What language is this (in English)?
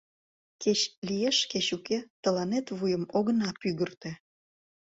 Mari